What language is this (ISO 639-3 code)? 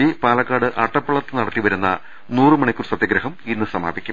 mal